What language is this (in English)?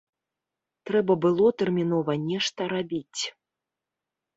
Belarusian